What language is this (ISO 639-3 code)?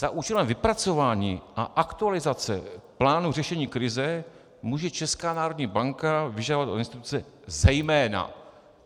ces